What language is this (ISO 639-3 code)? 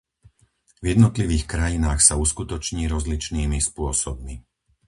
slk